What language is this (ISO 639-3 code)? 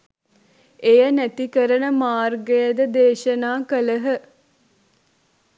sin